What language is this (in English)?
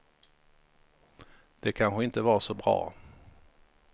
Swedish